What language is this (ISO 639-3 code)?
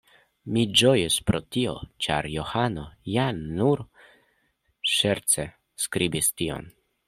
epo